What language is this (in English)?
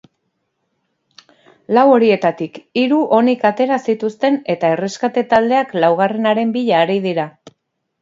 Basque